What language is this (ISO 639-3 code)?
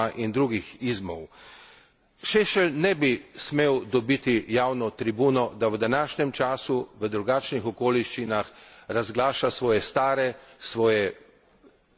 slv